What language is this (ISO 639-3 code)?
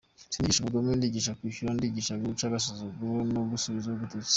kin